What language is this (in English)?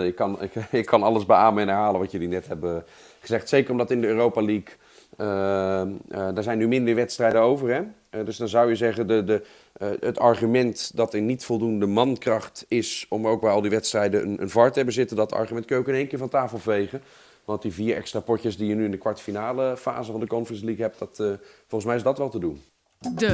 Dutch